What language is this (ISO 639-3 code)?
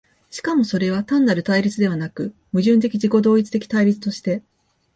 jpn